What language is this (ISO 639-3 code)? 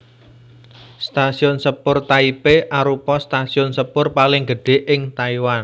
jav